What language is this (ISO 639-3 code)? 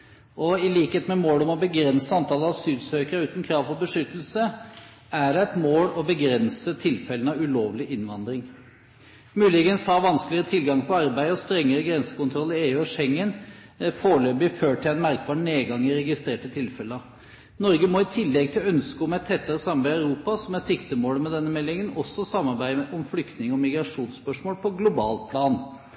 nob